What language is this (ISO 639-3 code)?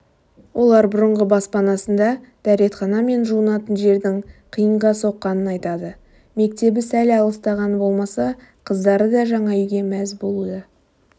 kaz